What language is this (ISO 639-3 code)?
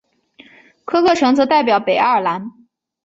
zho